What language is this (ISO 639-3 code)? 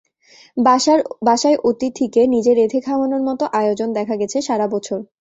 ben